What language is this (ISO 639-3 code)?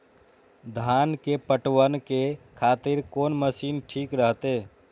mai